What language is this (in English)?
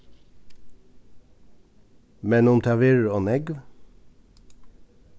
Faroese